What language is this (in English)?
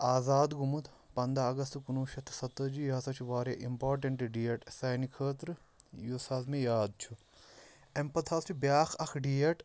Kashmiri